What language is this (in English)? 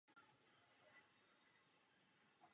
Czech